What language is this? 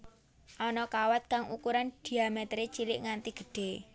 Javanese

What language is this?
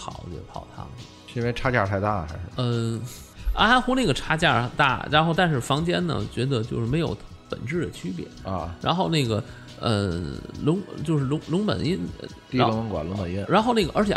Chinese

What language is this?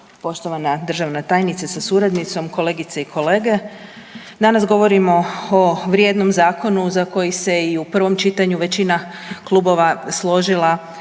Croatian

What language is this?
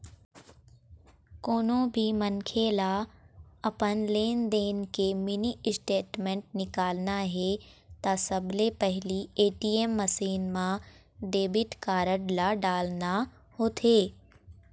Chhattisgarhi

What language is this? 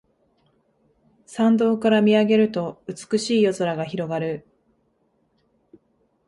Japanese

